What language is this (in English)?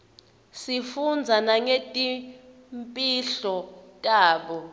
Swati